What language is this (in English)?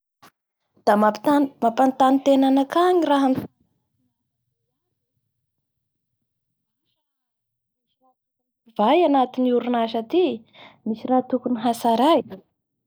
Bara Malagasy